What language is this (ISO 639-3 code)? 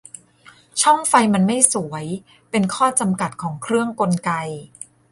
tha